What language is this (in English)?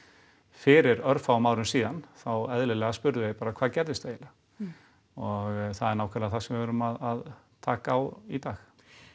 Icelandic